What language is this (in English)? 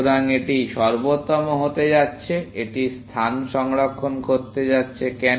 Bangla